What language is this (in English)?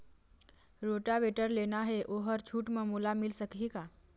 Chhattisgarhi